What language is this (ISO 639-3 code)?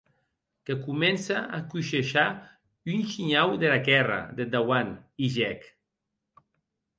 oci